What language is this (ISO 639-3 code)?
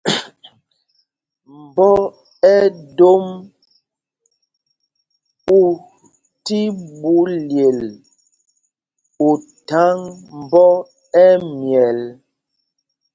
mgg